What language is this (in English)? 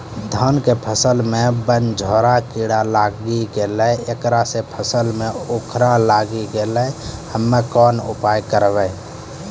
Maithili